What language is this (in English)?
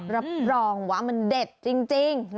Thai